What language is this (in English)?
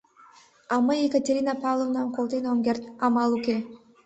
Mari